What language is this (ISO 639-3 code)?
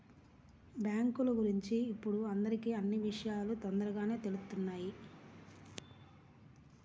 tel